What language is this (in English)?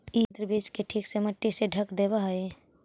Magahi